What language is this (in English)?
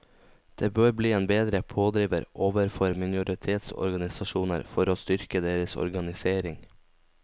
Norwegian